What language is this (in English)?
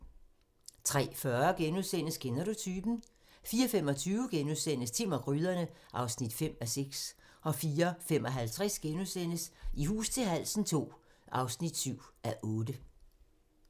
Danish